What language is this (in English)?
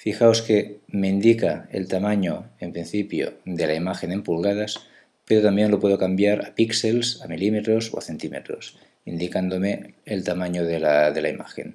Spanish